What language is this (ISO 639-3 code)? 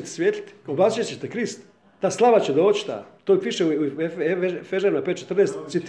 hrv